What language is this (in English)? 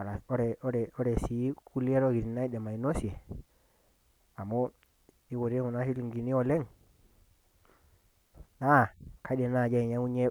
Masai